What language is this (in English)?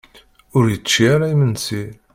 Kabyle